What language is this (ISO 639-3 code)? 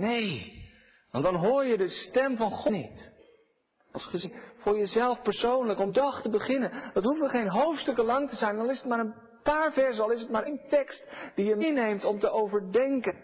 nld